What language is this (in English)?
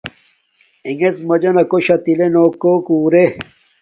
Domaaki